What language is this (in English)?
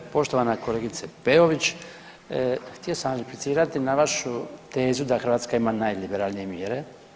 Croatian